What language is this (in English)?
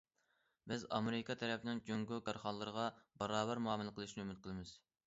Uyghur